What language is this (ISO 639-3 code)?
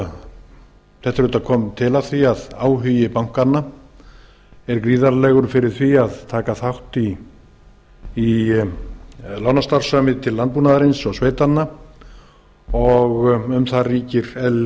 isl